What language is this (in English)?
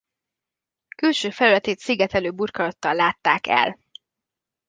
Hungarian